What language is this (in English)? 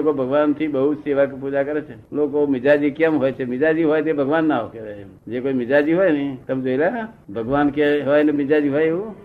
Gujarati